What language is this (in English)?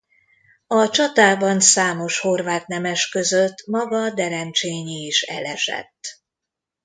Hungarian